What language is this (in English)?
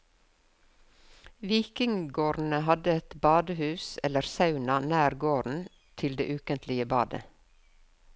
Norwegian